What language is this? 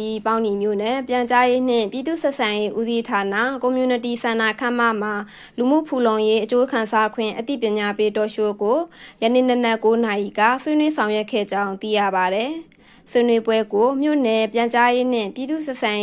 Thai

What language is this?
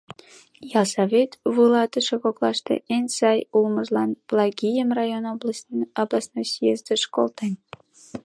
Mari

